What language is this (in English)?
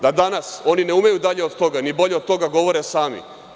Serbian